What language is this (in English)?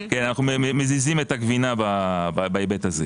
Hebrew